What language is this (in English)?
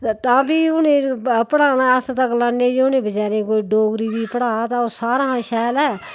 Dogri